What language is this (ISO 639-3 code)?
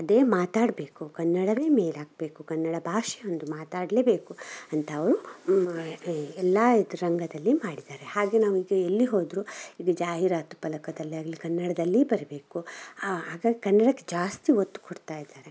kan